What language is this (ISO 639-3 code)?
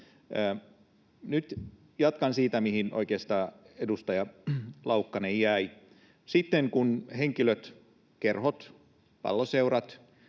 fin